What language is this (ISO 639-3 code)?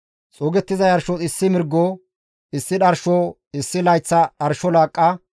gmv